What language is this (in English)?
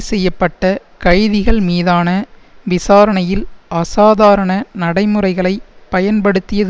Tamil